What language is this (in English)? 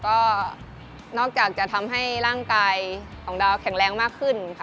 Thai